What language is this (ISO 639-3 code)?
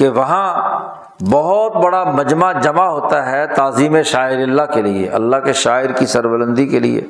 urd